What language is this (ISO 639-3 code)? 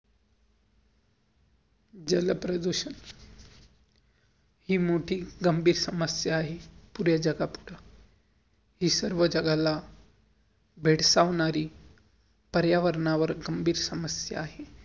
mar